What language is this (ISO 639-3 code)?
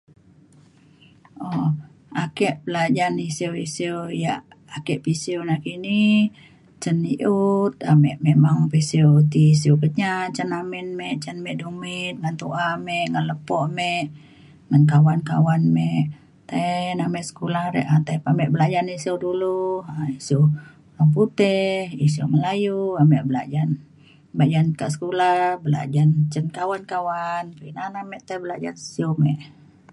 xkl